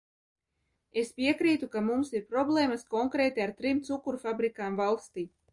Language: Latvian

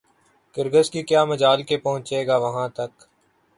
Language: Urdu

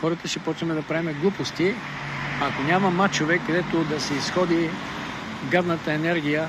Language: Bulgarian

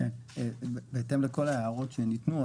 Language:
Hebrew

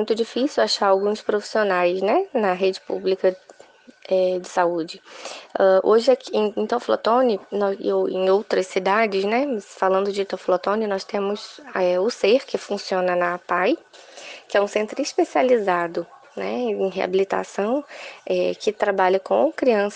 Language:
Portuguese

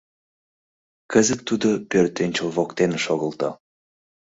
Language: Mari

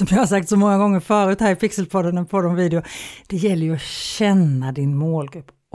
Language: Swedish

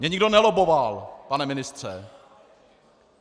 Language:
Czech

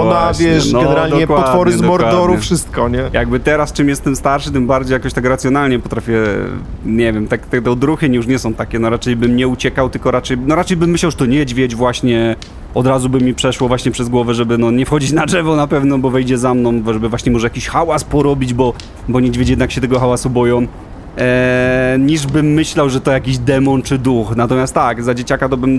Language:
Polish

